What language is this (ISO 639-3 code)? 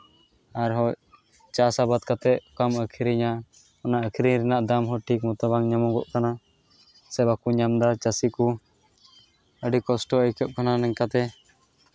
sat